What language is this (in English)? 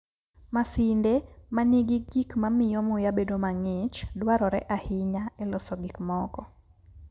Luo (Kenya and Tanzania)